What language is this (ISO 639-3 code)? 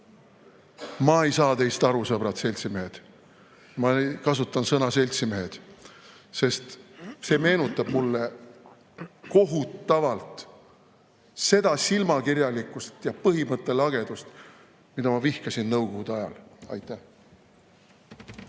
est